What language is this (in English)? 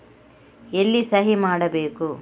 Kannada